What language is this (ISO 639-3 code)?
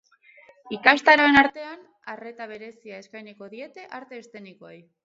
eus